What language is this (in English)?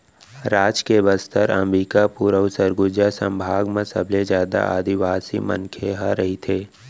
Chhattisgarhi